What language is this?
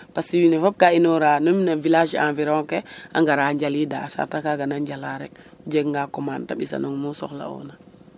Serer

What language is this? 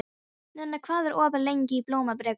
Icelandic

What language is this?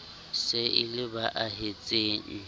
Southern Sotho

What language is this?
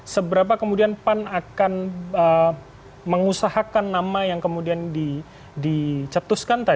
Indonesian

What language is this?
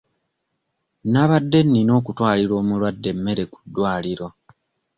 Ganda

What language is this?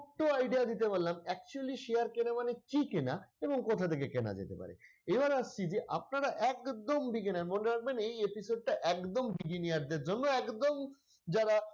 Bangla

